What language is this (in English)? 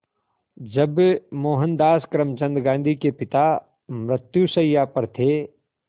Hindi